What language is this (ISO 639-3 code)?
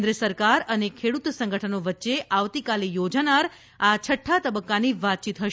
guj